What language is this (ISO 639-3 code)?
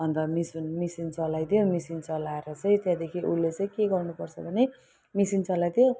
nep